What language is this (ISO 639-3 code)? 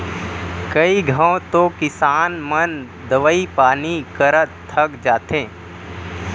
hne